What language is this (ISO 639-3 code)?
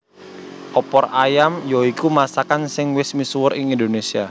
jav